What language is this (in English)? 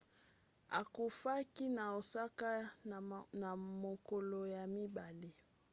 Lingala